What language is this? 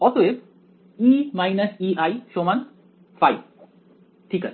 Bangla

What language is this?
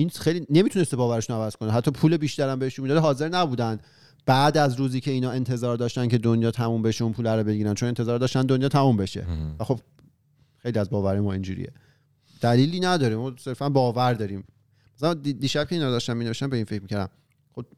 Persian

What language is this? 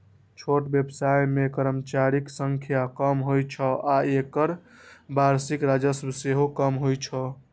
Maithili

